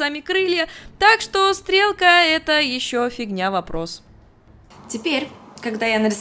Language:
Russian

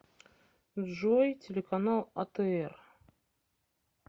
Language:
Russian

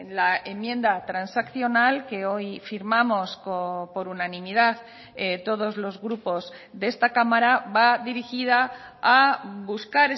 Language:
Spanish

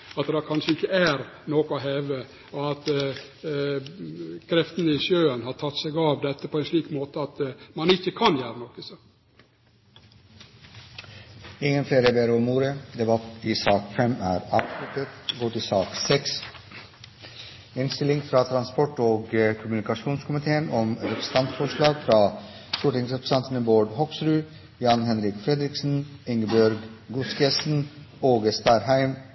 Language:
Norwegian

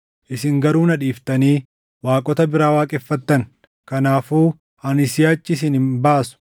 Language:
Oromo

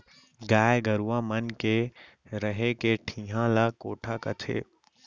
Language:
Chhattisgarhi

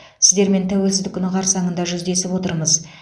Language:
Kazakh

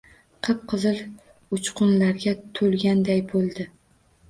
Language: Uzbek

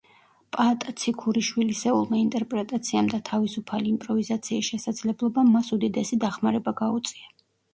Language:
Georgian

